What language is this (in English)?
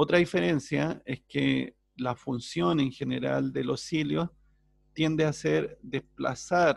Spanish